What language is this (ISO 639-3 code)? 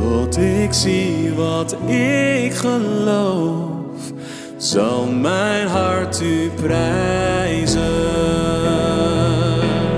nld